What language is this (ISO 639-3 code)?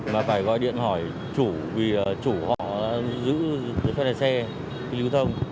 vie